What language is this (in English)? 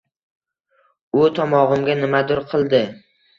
Uzbek